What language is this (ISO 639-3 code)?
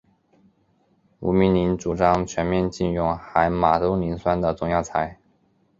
zho